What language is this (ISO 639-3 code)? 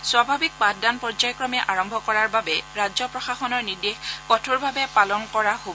asm